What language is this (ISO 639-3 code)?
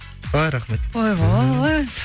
kaz